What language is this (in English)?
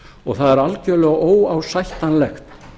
Icelandic